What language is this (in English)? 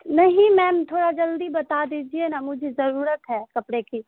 Urdu